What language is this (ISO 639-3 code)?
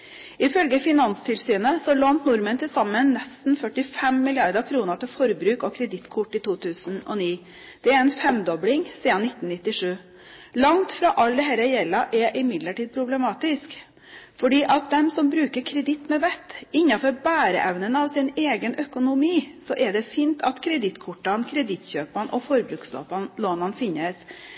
nob